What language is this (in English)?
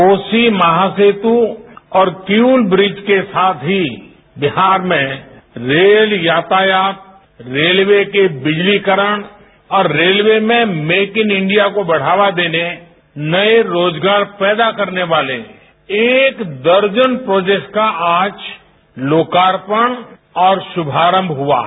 Hindi